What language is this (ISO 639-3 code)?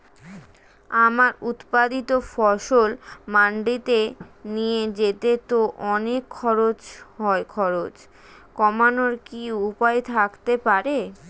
ben